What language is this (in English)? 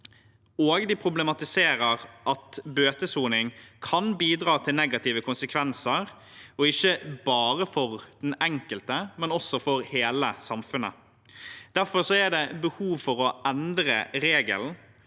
Norwegian